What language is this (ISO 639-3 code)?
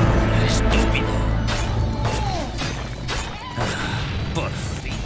spa